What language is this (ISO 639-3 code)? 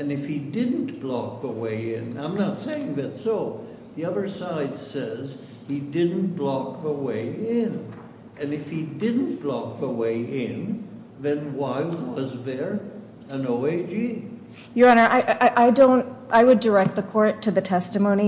eng